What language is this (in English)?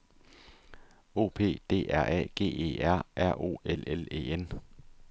Danish